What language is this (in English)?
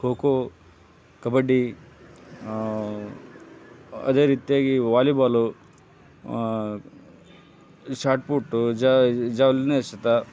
Kannada